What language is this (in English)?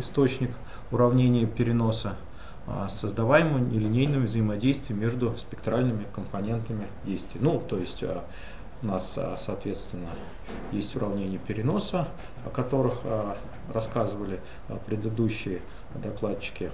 Russian